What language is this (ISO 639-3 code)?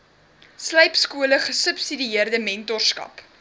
afr